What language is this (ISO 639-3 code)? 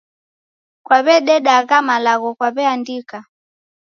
dav